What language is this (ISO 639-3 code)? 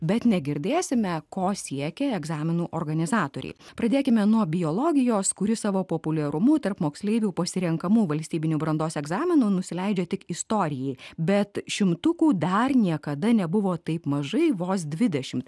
lit